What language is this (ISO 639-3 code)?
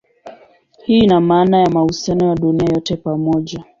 swa